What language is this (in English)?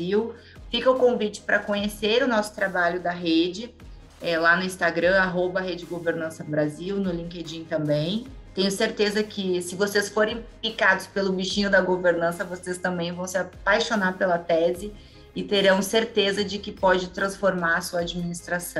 Portuguese